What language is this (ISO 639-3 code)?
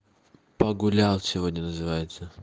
rus